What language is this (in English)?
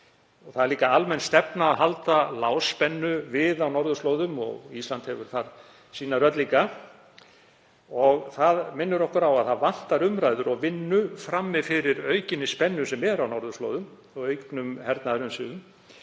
Icelandic